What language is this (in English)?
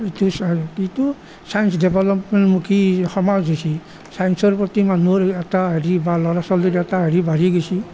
Assamese